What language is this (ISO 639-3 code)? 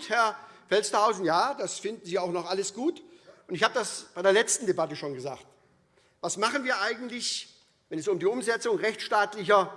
deu